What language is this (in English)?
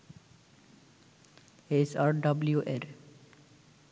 Bangla